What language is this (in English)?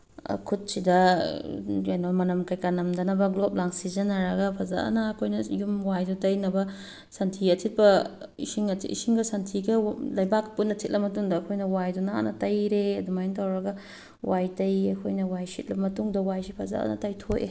Manipuri